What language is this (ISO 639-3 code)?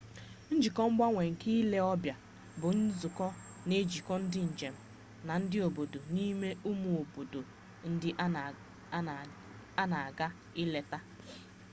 ibo